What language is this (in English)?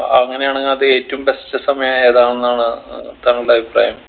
Malayalam